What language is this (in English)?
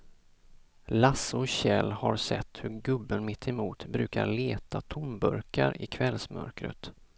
Swedish